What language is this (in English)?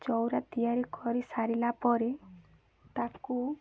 Odia